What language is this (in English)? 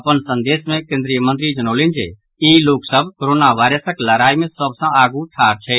Maithili